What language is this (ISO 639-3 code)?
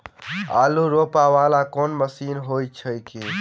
mai